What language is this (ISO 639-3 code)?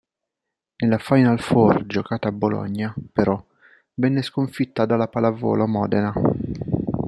ita